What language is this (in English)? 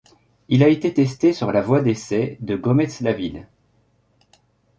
French